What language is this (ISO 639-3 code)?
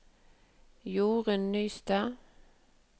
nor